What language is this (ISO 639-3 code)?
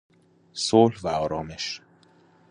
fas